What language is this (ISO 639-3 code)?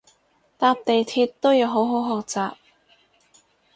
yue